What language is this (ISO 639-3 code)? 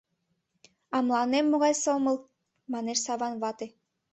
chm